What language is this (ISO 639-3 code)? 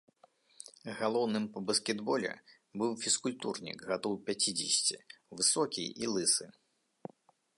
bel